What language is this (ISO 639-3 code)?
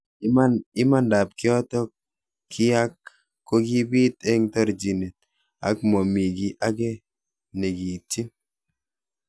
kln